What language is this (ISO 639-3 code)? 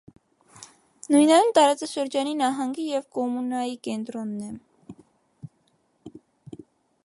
hye